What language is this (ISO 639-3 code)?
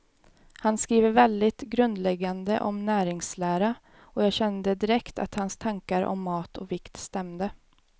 swe